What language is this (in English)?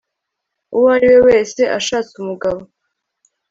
Kinyarwanda